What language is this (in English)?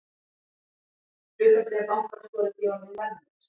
Icelandic